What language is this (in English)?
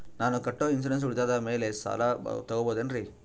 Kannada